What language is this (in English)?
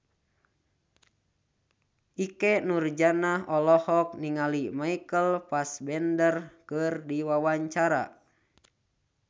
Sundanese